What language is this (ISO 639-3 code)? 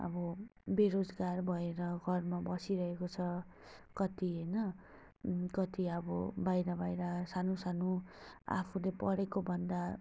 nep